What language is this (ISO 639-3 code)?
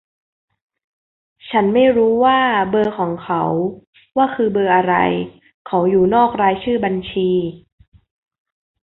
tha